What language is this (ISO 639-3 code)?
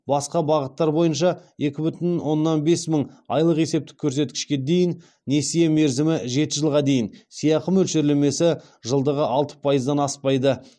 kaz